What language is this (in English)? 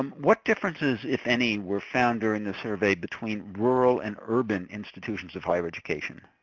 English